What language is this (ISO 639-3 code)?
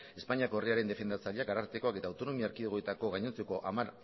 eus